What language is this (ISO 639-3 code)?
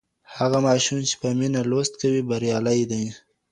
pus